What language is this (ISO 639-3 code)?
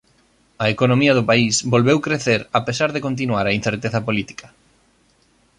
glg